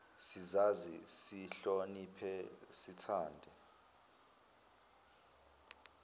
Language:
Zulu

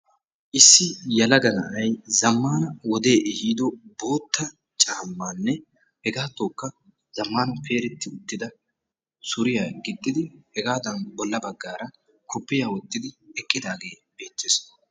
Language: Wolaytta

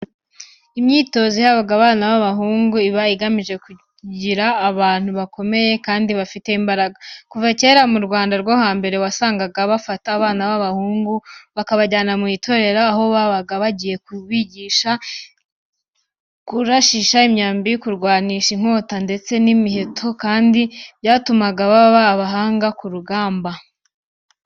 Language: Kinyarwanda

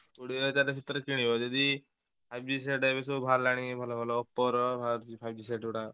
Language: Odia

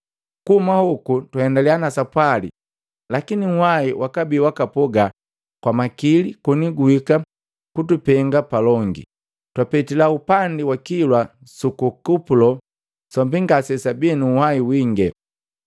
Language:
Matengo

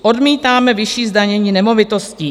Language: Czech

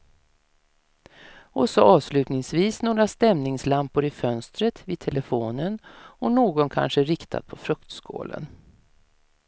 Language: Swedish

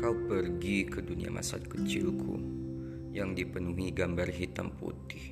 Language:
Indonesian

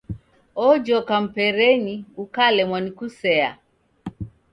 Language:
Taita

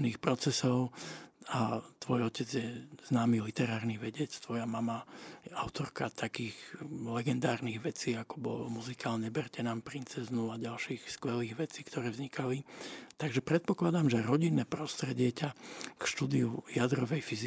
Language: Slovak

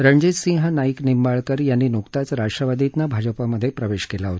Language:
Marathi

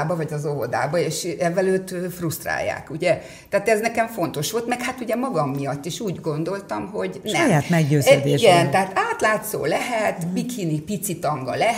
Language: Hungarian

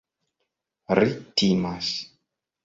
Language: Esperanto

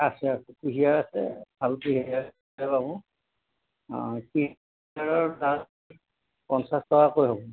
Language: Assamese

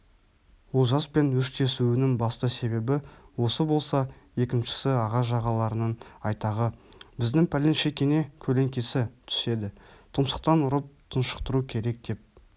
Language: Kazakh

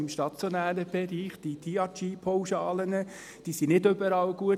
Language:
Swiss German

